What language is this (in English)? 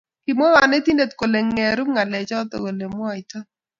Kalenjin